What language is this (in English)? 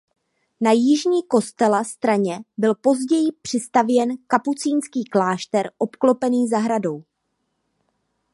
Czech